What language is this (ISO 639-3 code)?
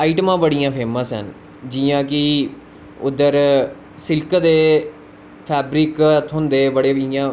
doi